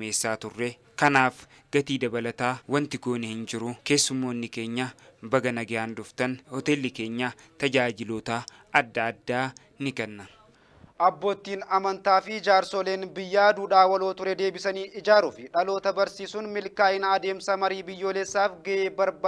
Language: Arabic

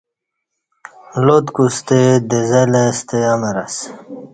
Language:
Kati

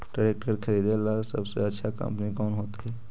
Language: Magahi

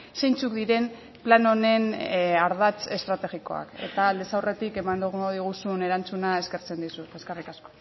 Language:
Basque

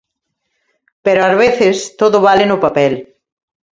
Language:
Galician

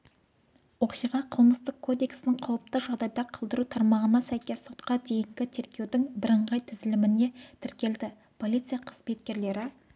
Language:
Kazakh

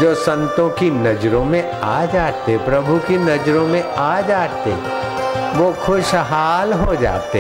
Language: Hindi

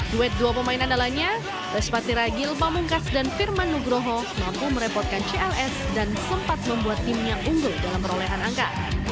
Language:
Indonesian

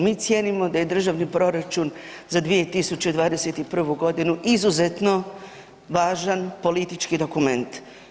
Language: Croatian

